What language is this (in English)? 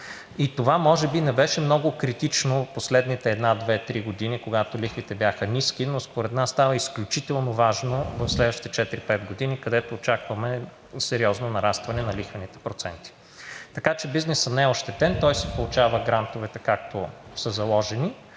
Bulgarian